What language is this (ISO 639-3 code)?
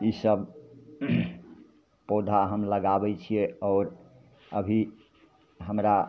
mai